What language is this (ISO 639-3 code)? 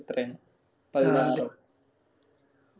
mal